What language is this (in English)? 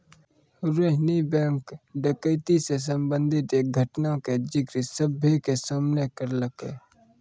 Maithili